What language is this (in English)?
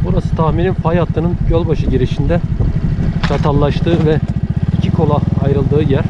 Turkish